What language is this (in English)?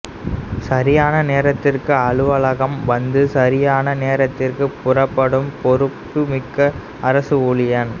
Tamil